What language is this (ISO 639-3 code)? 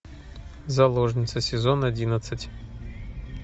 rus